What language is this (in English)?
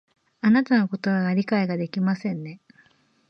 Japanese